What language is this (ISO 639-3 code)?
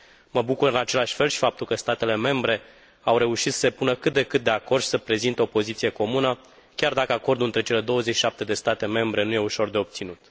ron